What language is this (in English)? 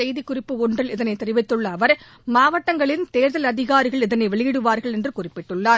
Tamil